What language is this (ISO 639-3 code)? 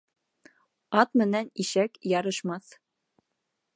bak